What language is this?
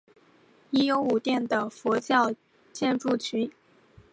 Chinese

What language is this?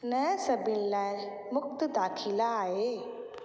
Sindhi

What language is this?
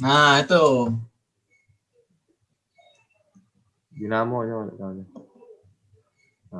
Indonesian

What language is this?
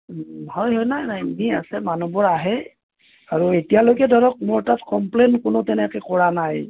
Assamese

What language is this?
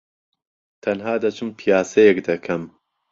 Central Kurdish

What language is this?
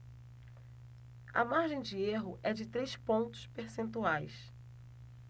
Portuguese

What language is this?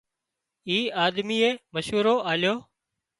Wadiyara Koli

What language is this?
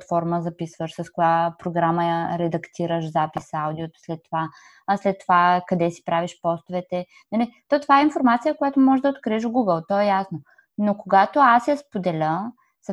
Bulgarian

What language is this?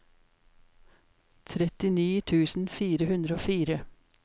Norwegian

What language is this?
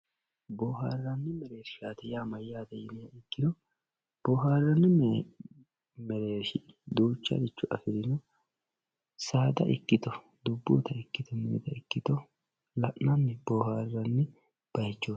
Sidamo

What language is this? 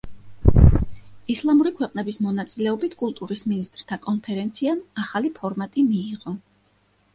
Georgian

